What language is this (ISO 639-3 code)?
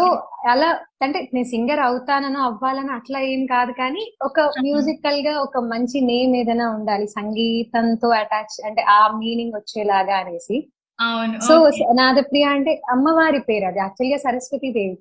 tel